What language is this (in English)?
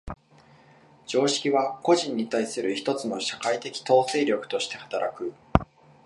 Japanese